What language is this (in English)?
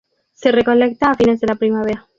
Spanish